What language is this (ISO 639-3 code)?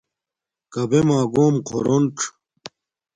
dmk